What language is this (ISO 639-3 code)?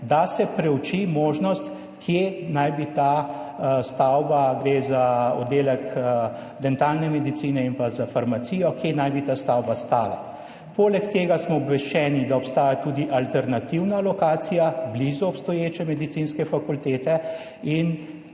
slv